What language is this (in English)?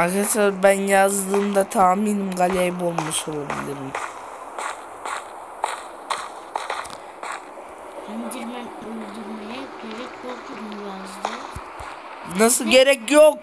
Turkish